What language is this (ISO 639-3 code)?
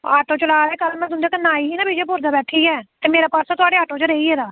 doi